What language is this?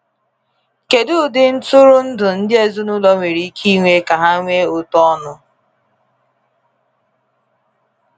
Igbo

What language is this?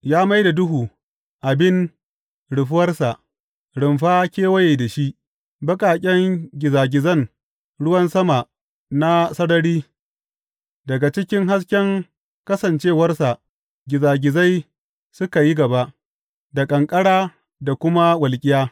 Hausa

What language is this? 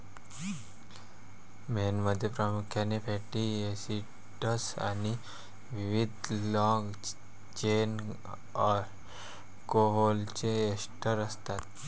Marathi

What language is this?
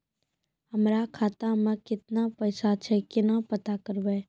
Maithili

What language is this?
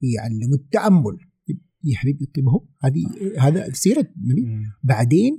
Arabic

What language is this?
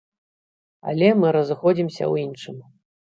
Belarusian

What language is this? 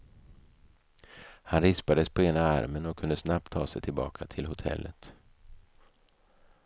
Swedish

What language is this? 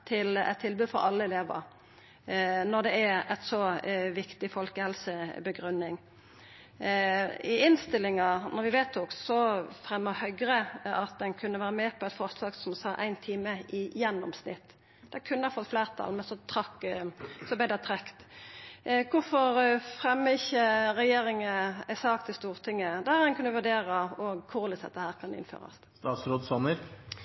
Norwegian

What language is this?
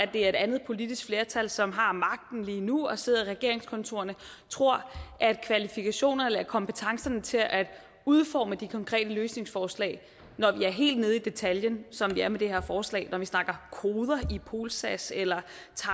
Danish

